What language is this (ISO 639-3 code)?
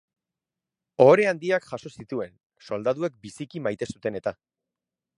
eus